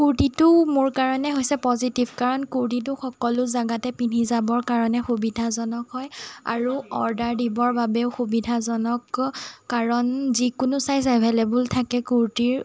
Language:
Assamese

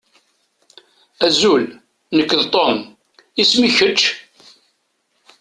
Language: Kabyle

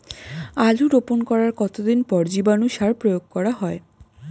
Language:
Bangla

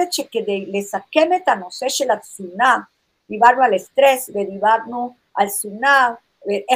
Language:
Hebrew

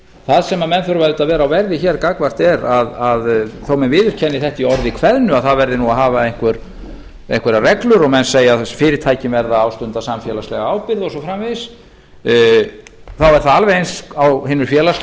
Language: Icelandic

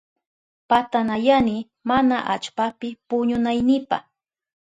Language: Southern Pastaza Quechua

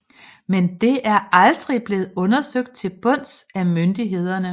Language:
Danish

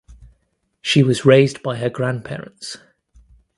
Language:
English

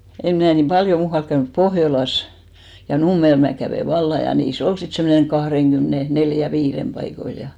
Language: Finnish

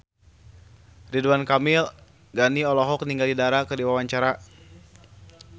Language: Sundanese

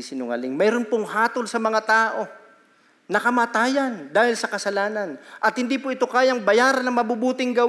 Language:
Filipino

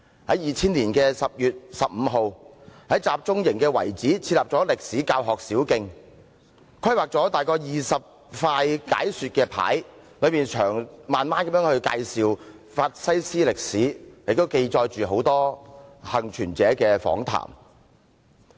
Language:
Cantonese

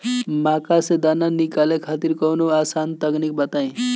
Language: Bhojpuri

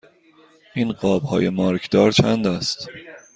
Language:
Persian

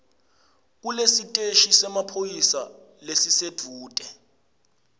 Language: Swati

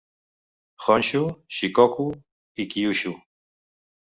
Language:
Catalan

